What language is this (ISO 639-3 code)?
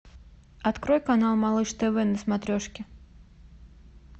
rus